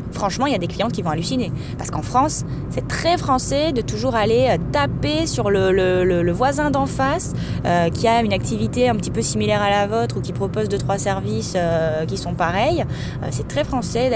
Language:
French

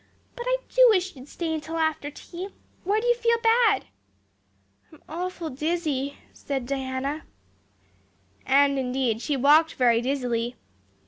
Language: English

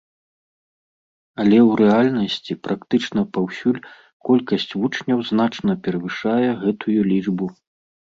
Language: Belarusian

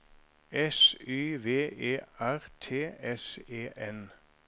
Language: Norwegian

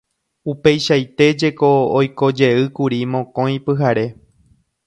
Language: Guarani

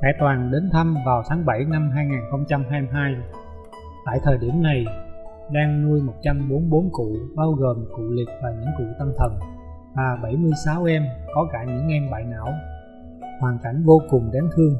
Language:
Vietnamese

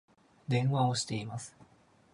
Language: Japanese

